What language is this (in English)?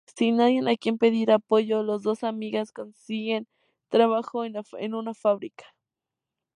Spanish